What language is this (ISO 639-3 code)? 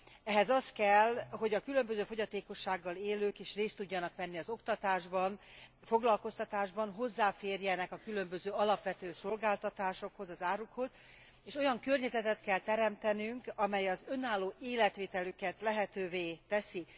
hun